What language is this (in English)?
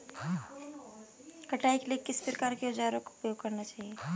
Hindi